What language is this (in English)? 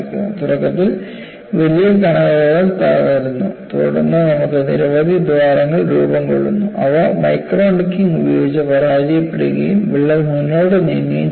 Malayalam